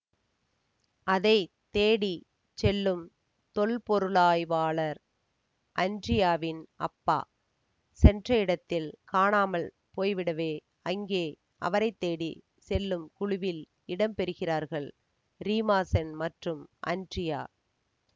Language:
Tamil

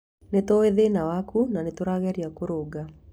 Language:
Kikuyu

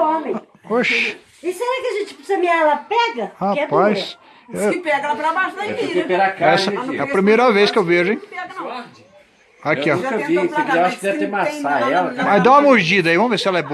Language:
Portuguese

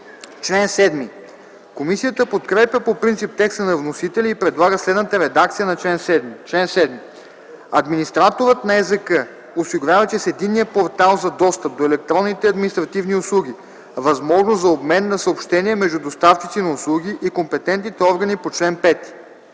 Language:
Bulgarian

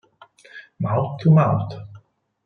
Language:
Italian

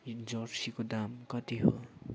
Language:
Nepali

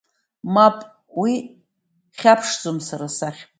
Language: Abkhazian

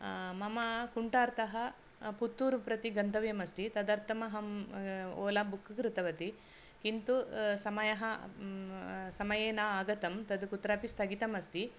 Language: Sanskrit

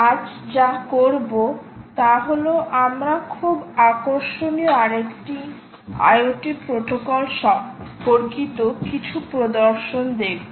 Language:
Bangla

